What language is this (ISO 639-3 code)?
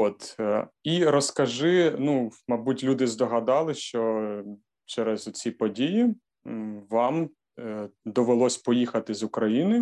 ukr